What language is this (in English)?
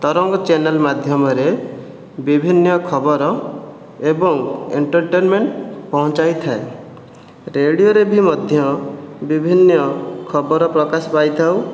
Odia